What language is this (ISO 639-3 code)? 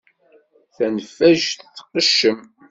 kab